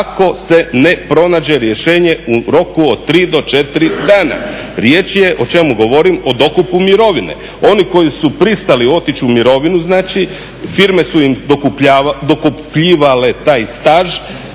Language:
Croatian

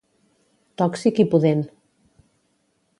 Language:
Catalan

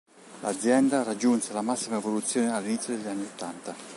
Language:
Italian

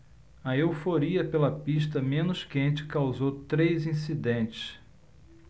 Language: Portuguese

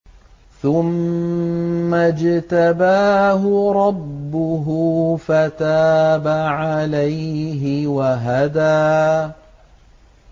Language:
Arabic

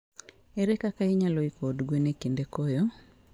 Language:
Luo (Kenya and Tanzania)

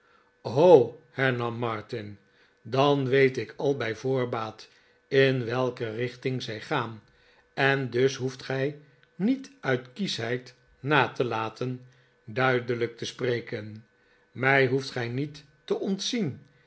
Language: Dutch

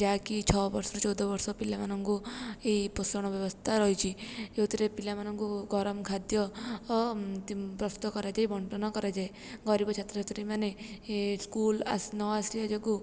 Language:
Odia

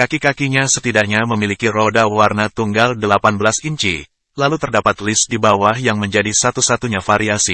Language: Indonesian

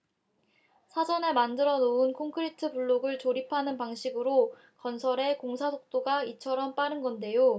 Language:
Korean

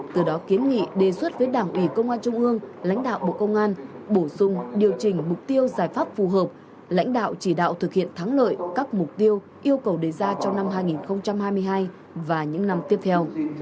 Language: Vietnamese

